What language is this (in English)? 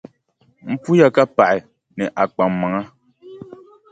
Dagbani